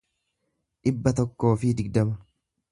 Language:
Oromo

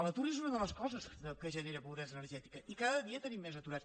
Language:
Catalan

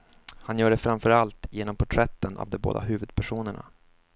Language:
Swedish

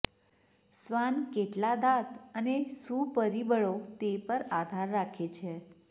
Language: Gujarati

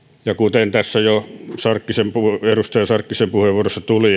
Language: Finnish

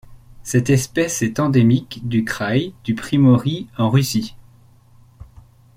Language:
French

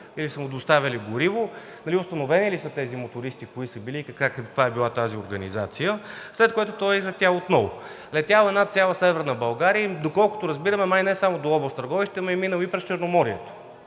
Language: Bulgarian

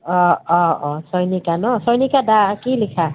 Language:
Assamese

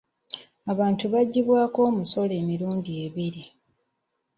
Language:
Ganda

